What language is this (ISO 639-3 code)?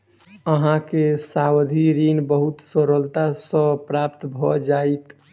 mai